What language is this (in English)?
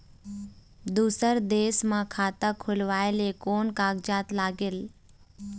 Chhattisgarhi